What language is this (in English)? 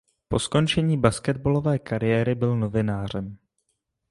Czech